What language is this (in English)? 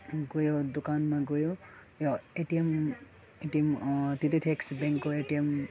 Nepali